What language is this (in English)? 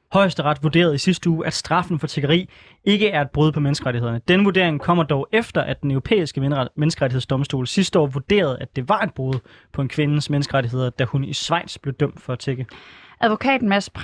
Danish